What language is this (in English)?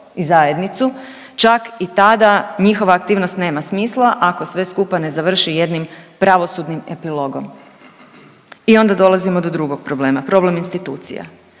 Croatian